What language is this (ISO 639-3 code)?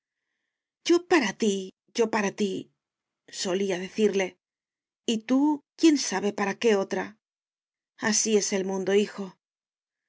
spa